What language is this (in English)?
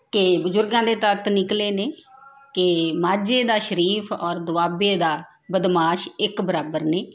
Punjabi